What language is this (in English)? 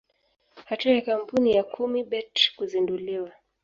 Swahili